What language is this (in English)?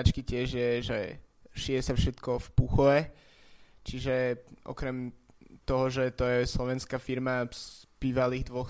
Slovak